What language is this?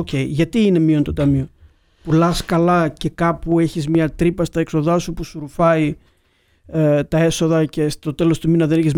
Greek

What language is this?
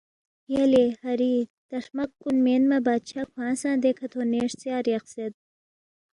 Balti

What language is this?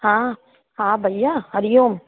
Sindhi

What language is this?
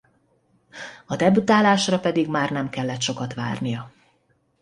Hungarian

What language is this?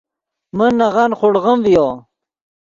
Yidgha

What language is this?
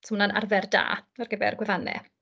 Welsh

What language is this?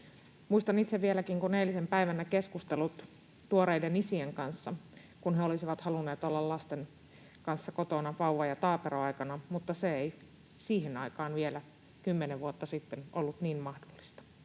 Finnish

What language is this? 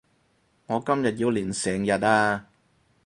Cantonese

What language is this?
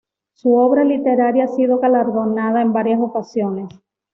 Spanish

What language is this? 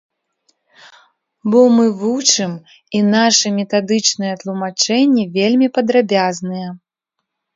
Belarusian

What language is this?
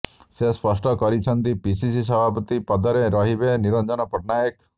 Odia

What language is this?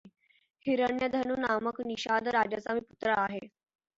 Marathi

